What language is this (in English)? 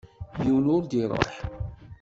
Kabyle